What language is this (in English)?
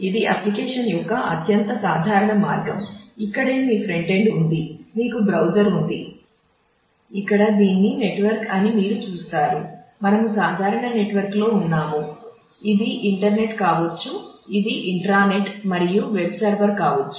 Telugu